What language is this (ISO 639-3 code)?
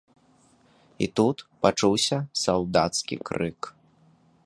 bel